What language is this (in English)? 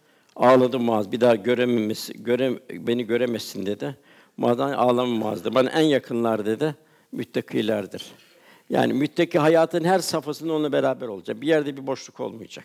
Turkish